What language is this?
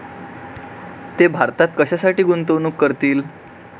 Marathi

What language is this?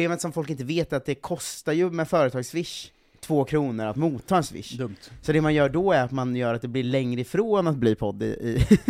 Swedish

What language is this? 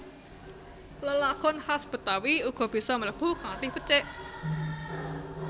Javanese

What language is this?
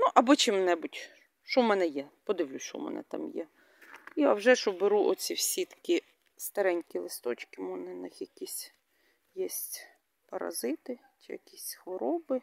Ukrainian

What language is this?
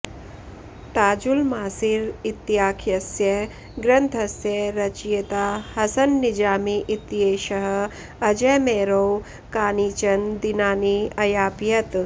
Sanskrit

